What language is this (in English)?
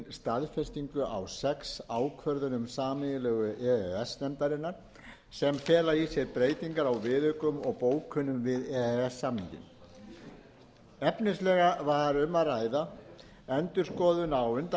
Icelandic